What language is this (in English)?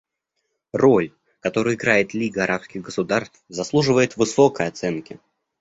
Russian